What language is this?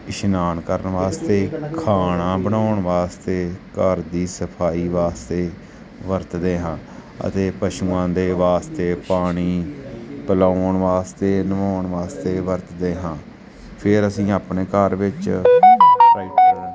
Punjabi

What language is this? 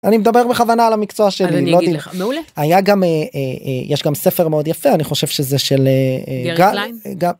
Hebrew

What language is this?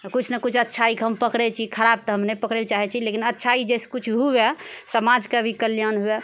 Maithili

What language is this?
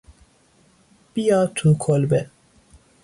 Persian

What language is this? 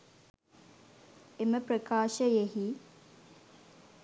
Sinhala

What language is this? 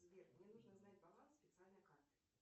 Russian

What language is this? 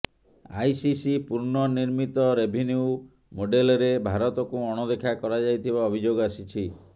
Odia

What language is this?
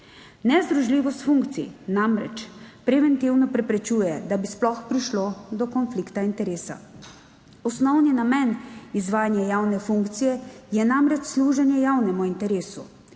Slovenian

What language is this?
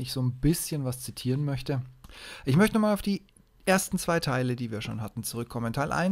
German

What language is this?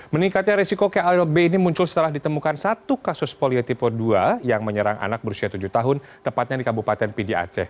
Indonesian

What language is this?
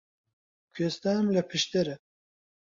Central Kurdish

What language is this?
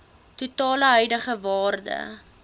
Afrikaans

